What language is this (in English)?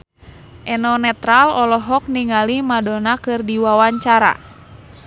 Sundanese